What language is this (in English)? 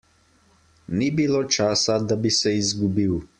Slovenian